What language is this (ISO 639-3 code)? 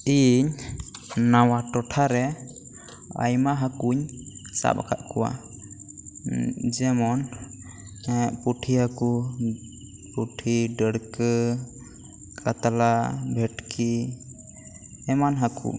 sat